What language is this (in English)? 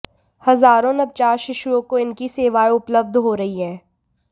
Hindi